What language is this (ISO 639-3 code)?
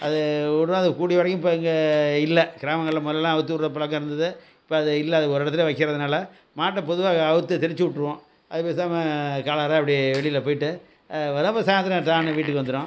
tam